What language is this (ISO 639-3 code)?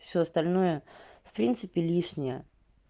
rus